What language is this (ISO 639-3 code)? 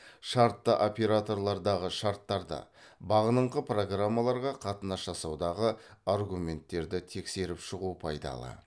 kaz